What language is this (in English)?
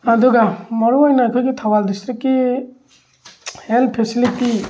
Manipuri